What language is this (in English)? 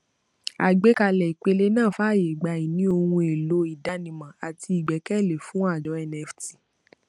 Yoruba